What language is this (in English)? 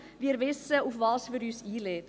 Swiss German